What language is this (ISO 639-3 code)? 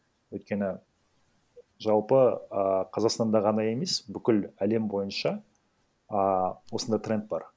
kaz